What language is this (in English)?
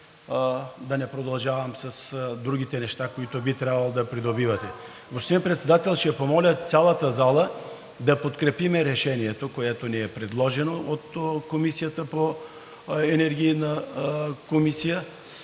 Bulgarian